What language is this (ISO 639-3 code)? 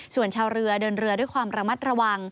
tha